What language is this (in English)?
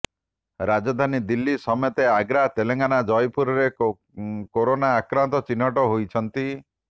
Odia